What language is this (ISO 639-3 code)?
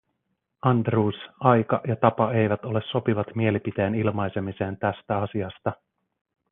fin